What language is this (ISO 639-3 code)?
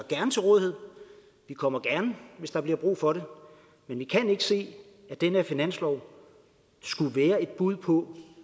dan